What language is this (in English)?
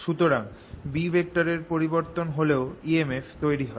Bangla